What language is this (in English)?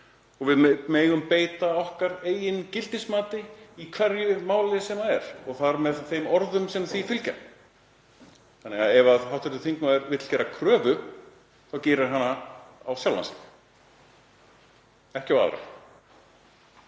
Icelandic